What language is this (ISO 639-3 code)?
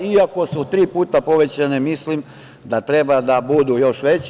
srp